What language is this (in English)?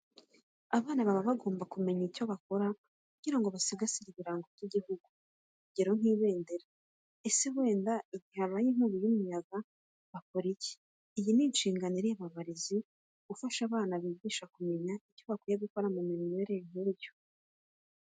Kinyarwanda